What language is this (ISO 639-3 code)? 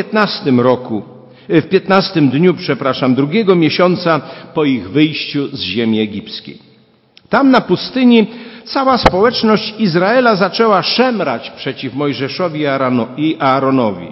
pol